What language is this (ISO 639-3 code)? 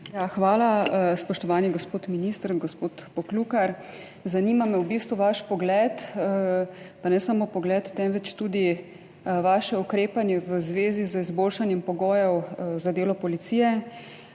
slv